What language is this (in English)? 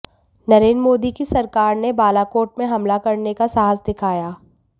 Hindi